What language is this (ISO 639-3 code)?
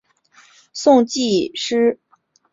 zho